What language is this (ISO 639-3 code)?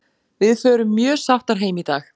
isl